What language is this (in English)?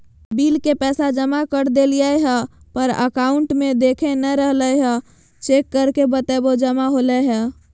Magahi